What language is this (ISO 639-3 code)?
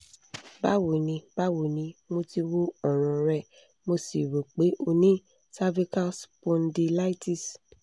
yor